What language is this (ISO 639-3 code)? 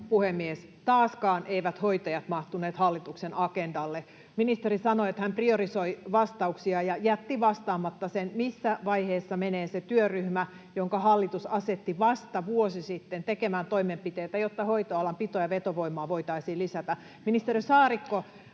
fin